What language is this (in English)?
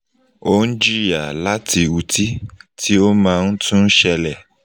Yoruba